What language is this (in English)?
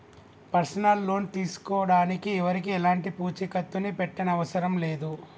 Telugu